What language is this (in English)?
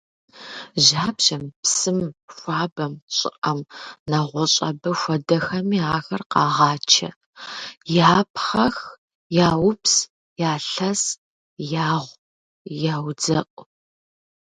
Kabardian